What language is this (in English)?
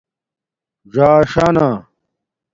Domaaki